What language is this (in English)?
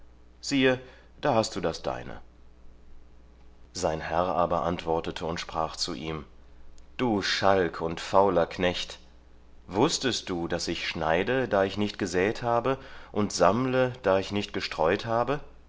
German